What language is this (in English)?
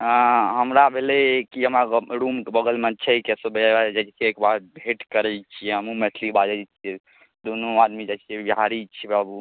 Maithili